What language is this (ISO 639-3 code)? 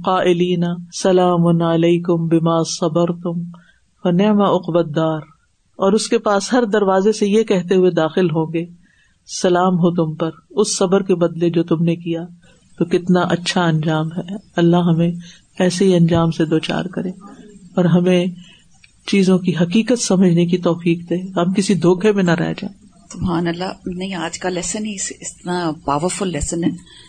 urd